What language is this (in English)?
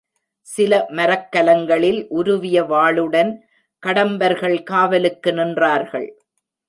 Tamil